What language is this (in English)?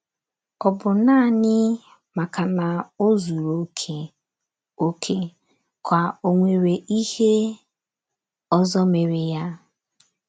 Igbo